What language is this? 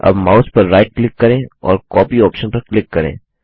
Hindi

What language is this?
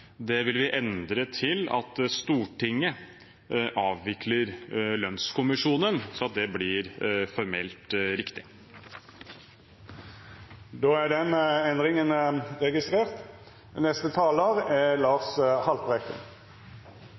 Norwegian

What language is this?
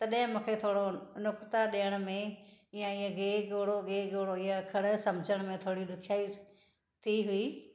Sindhi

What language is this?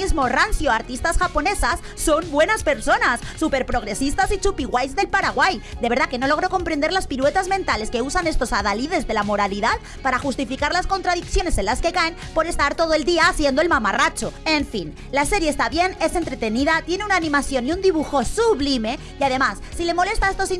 Spanish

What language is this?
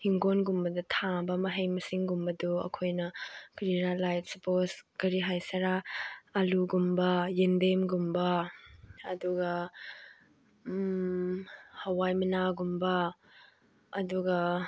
Manipuri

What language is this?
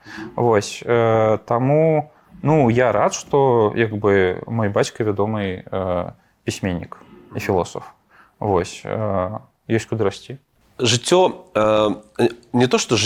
Russian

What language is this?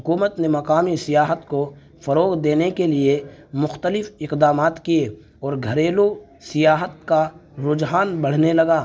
Urdu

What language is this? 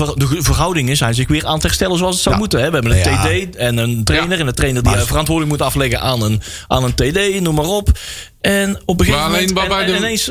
Dutch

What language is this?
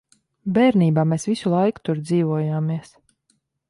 Latvian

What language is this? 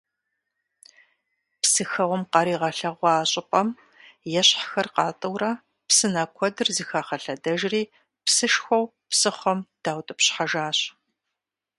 Kabardian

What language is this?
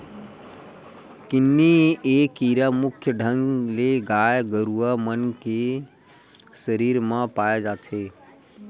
Chhattisgarhi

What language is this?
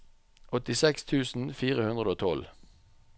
Norwegian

